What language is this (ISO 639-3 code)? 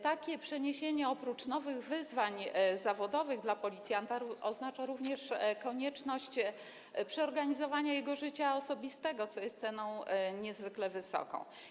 pol